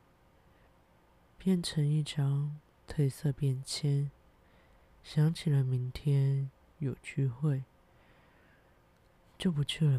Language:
Chinese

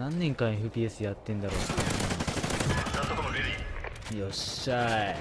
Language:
Japanese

